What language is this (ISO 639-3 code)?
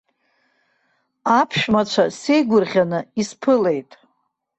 abk